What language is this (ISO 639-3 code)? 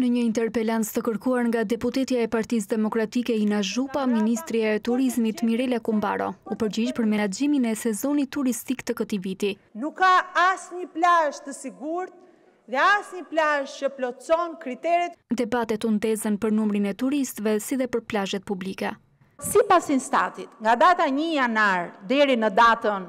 ron